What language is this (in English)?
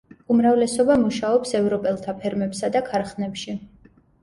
Georgian